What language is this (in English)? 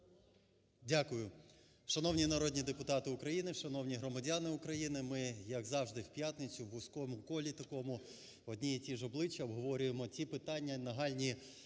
Ukrainian